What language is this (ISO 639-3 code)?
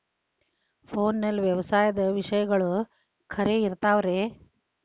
kan